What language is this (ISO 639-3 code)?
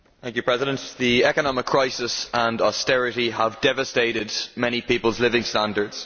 eng